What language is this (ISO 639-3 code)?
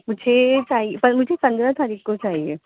urd